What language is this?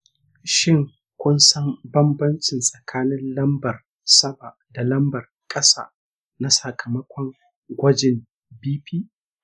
Hausa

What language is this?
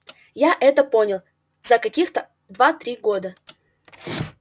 Russian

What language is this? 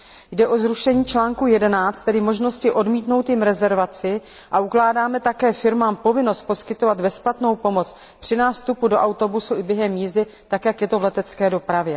Czech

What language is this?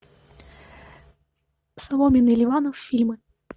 Russian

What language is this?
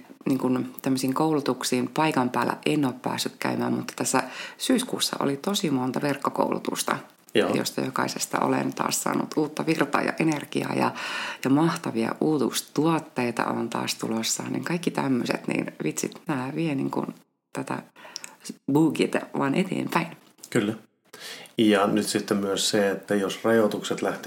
Finnish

